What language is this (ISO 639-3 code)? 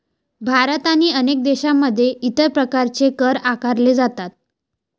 mar